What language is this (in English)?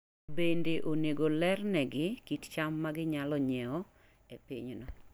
Luo (Kenya and Tanzania)